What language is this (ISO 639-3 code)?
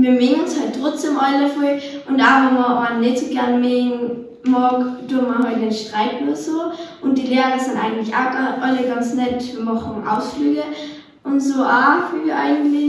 deu